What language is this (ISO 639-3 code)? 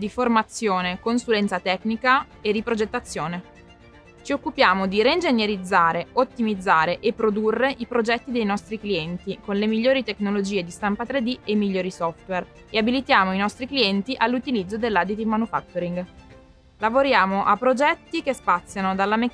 ita